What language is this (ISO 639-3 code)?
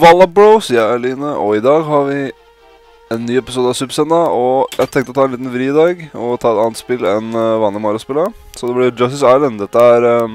nor